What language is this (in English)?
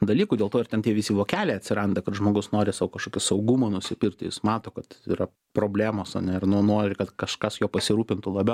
Lithuanian